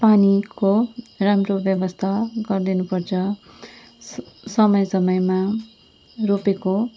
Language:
Nepali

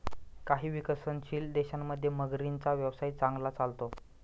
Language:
Marathi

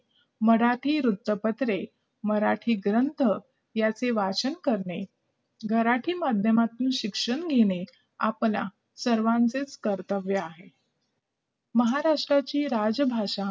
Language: Marathi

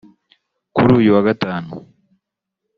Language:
Kinyarwanda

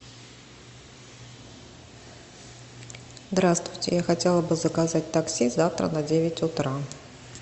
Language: Russian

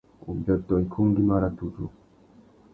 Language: Tuki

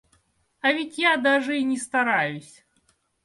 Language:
Russian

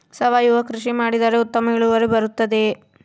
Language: Kannada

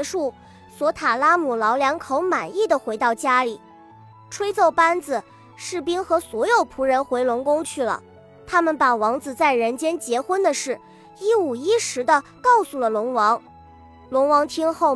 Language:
Chinese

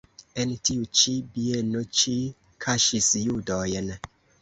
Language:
Esperanto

